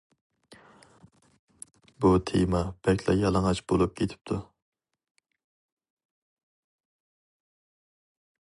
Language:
Uyghur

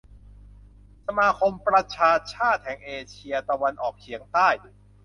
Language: Thai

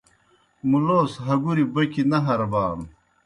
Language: Kohistani Shina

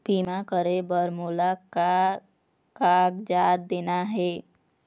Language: Chhattisgarhi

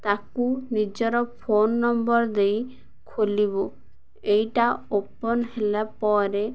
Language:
Odia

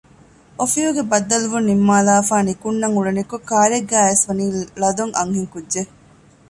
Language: Divehi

